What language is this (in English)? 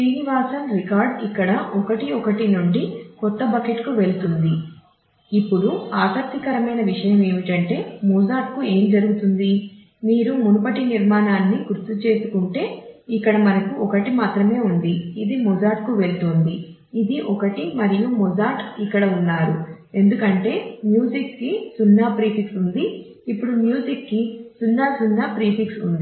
Telugu